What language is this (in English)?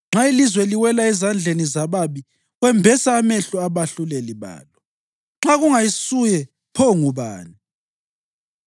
North Ndebele